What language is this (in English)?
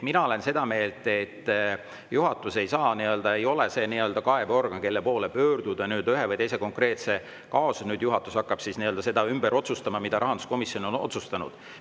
Estonian